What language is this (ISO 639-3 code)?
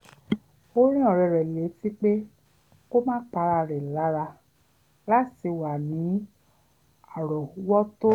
yor